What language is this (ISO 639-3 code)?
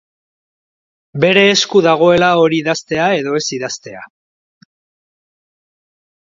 eus